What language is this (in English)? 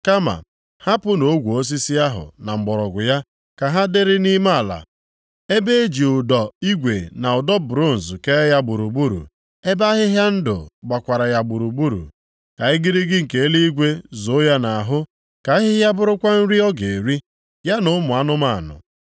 Igbo